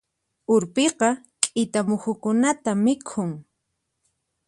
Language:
Puno Quechua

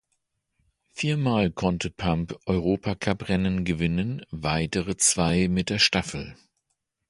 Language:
German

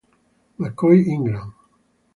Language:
Italian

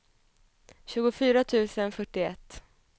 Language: Swedish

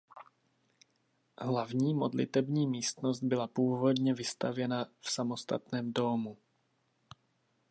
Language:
Czech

